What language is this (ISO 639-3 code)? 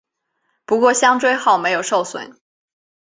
zho